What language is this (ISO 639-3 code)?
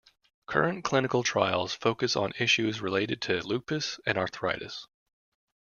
eng